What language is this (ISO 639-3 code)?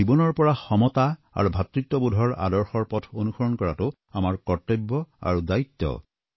asm